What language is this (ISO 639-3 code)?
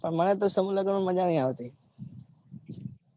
guj